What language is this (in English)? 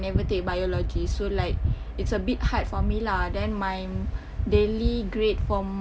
English